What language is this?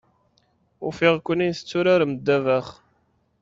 Kabyle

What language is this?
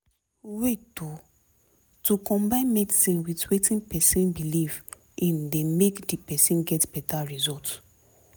Nigerian Pidgin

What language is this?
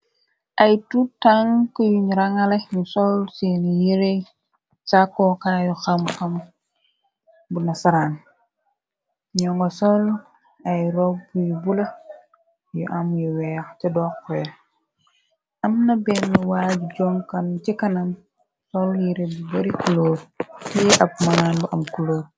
Wolof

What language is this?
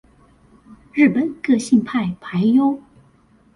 Chinese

